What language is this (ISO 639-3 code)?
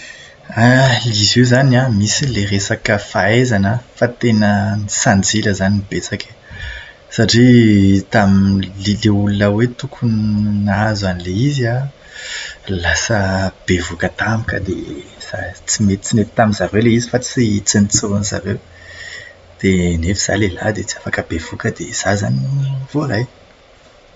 mlg